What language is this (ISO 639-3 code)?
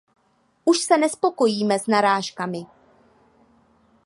ces